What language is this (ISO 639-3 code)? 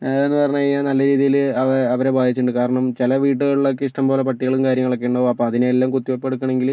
mal